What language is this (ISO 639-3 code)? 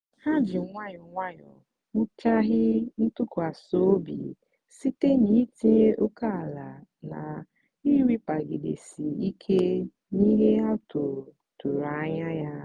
ibo